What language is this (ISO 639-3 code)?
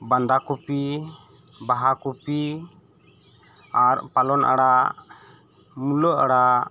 sat